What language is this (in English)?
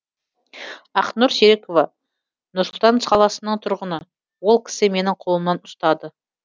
Kazakh